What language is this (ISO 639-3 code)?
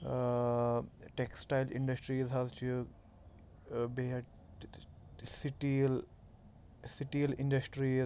kas